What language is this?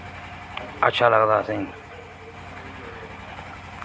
Dogri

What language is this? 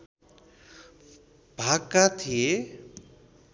Nepali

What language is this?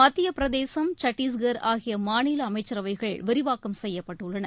Tamil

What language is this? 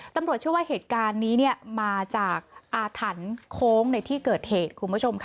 Thai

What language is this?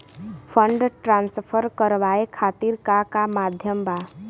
Bhojpuri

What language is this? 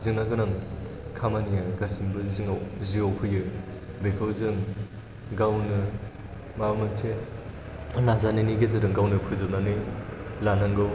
Bodo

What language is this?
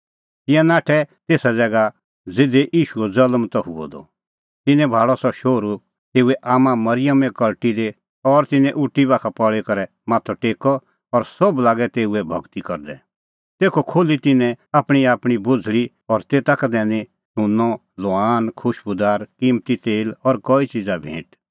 Kullu Pahari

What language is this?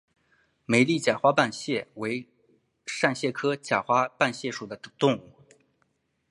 Chinese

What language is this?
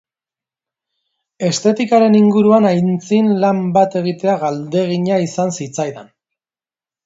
Basque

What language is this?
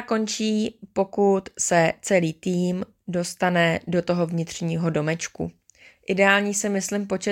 Czech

